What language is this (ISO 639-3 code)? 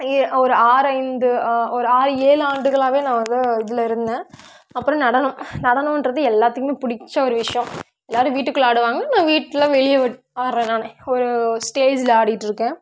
tam